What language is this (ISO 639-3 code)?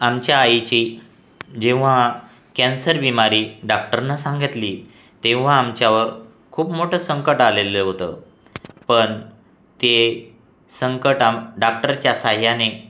mar